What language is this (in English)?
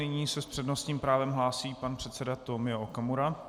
Czech